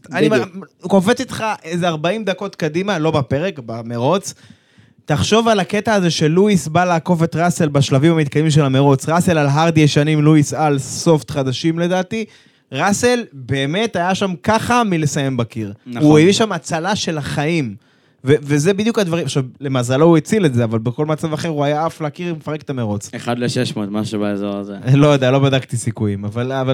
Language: Hebrew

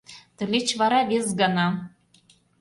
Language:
Mari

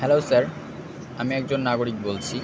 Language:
Bangla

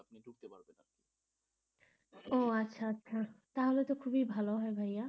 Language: Bangla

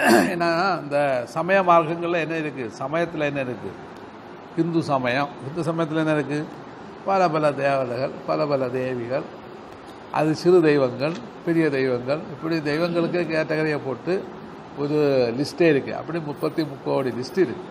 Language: Tamil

